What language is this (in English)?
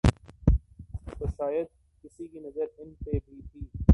Urdu